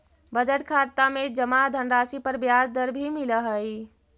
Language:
Magahi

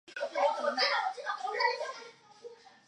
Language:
Chinese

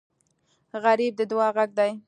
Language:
Pashto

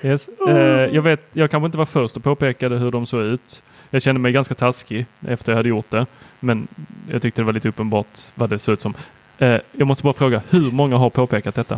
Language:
Swedish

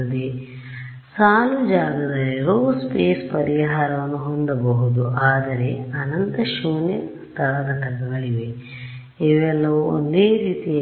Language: Kannada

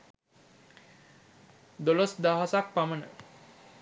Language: Sinhala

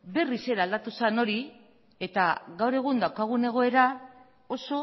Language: Basque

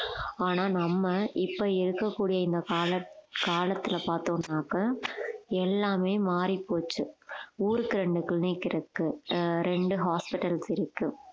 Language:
Tamil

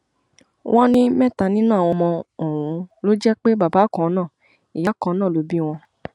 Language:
Yoruba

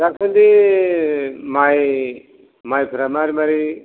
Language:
Bodo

